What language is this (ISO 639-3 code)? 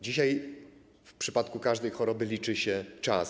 pol